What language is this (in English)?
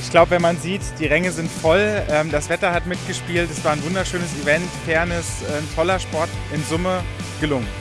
German